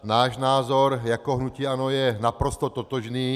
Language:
Czech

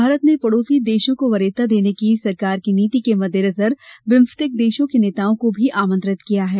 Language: Hindi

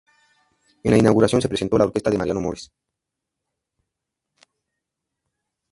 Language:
Spanish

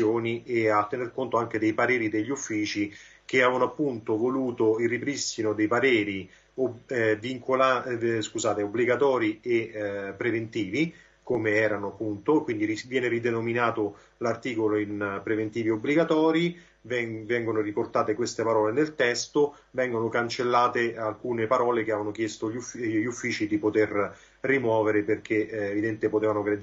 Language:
Italian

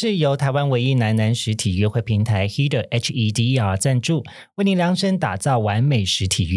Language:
Chinese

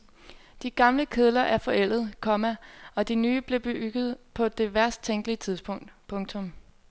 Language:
Danish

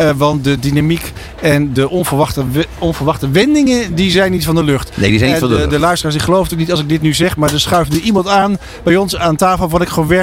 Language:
Dutch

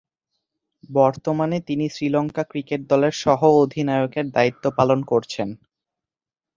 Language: Bangla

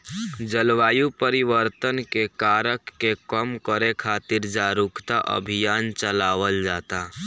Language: Bhojpuri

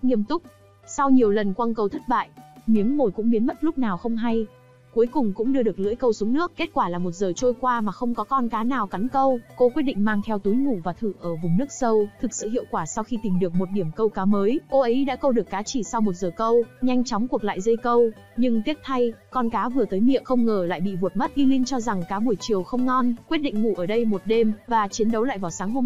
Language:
Vietnamese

